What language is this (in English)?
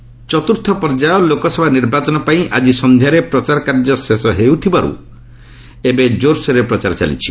Odia